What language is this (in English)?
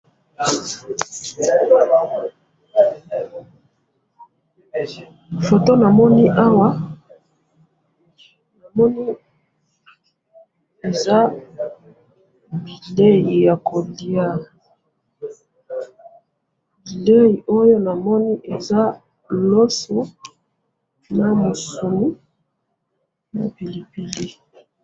Lingala